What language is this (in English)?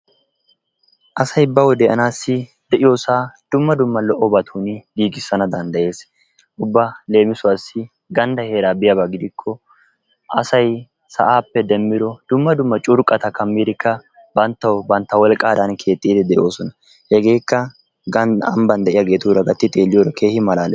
Wolaytta